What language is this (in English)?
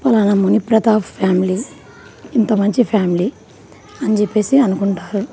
Telugu